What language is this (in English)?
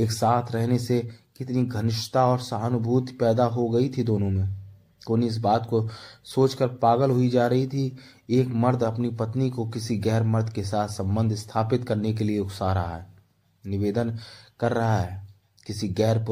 Hindi